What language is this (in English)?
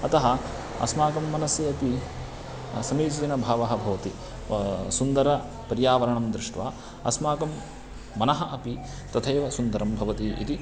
Sanskrit